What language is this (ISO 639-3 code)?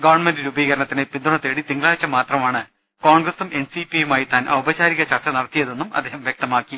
mal